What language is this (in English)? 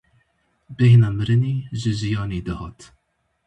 Kurdish